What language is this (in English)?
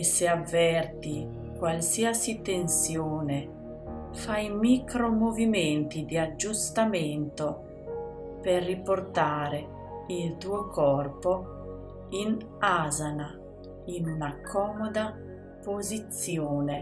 Italian